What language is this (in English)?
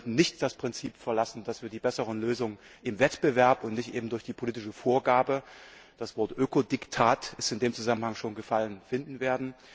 German